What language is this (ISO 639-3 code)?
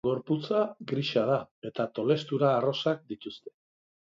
eus